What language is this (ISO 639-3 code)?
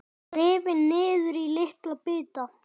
isl